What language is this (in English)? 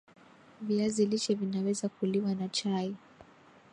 Swahili